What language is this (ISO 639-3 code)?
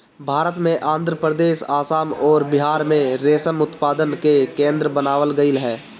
bho